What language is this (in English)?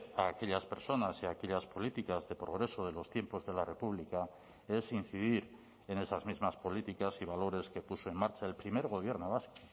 Spanish